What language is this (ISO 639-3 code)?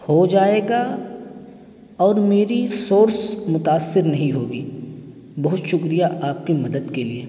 urd